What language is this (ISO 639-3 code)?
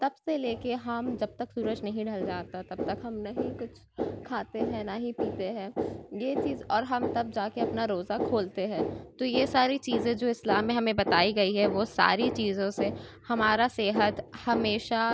urd